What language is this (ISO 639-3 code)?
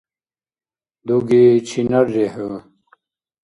dar